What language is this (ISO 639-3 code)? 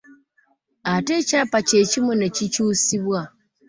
lug